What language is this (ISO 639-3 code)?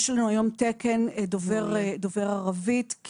heb